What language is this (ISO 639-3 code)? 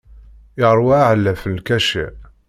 kab